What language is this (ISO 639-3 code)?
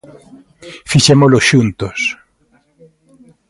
glg